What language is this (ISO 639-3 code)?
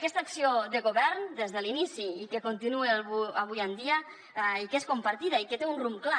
cat